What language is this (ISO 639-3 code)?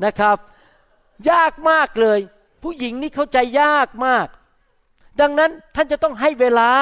tha